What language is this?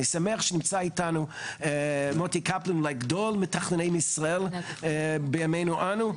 Hebrew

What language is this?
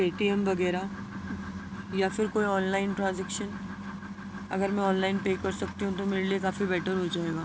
Urdu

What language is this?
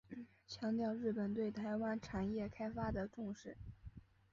Chinese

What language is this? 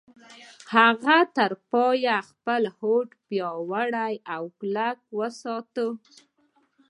Pashto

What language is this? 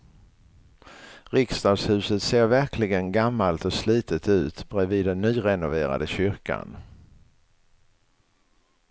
Swedish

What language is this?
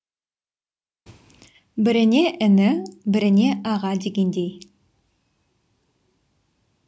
Kazakh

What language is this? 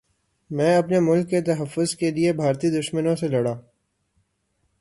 Urdu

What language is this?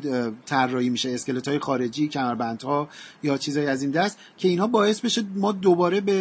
Persian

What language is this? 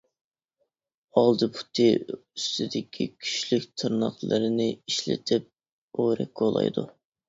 Uyghur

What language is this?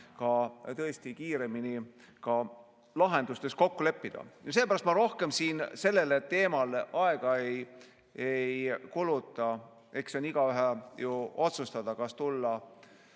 Estonian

